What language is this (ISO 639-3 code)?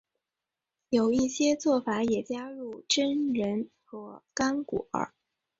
zho